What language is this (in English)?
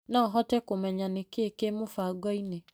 Kikuyu